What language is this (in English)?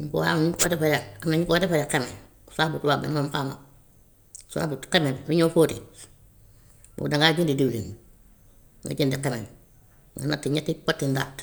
Gambian Wolof